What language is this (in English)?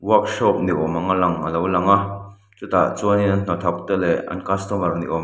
Mizo